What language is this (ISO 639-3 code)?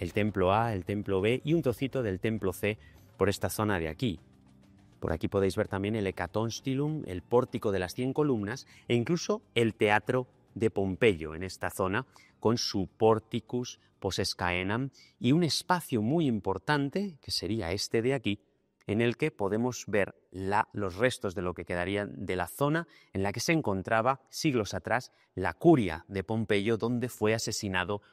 spa